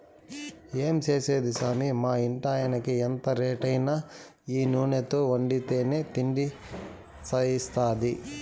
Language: Telugu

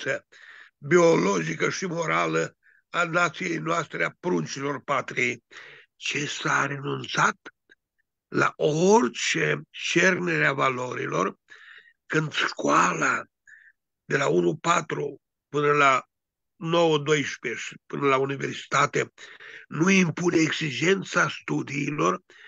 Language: Romanian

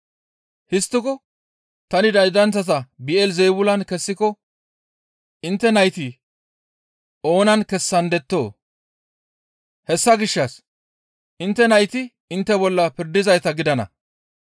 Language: Gamo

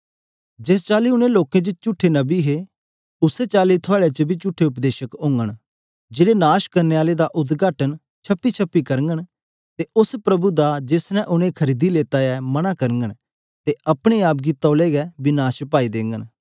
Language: Dogri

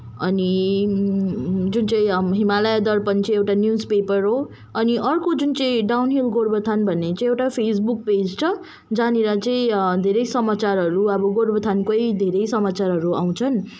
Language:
Nepali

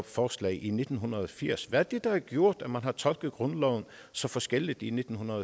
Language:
Danish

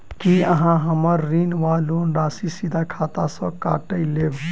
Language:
Maithili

